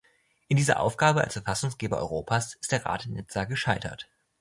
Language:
German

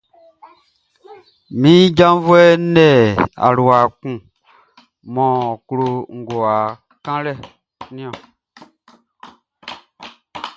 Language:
Baoulé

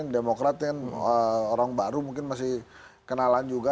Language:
Indonesian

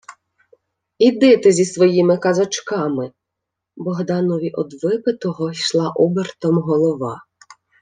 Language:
Ukrainian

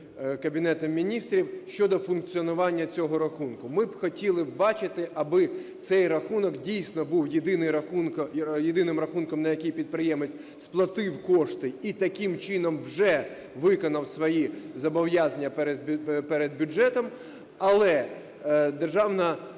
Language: Ukrainian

